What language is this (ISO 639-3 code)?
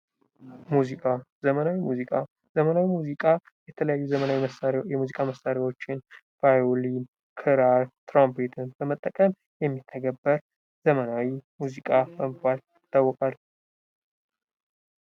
amh